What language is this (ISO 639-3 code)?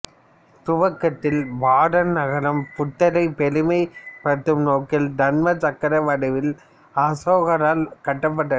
tam